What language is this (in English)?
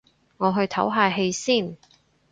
Cantonese